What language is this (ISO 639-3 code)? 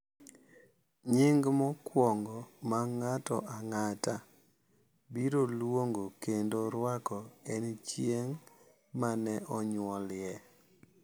luo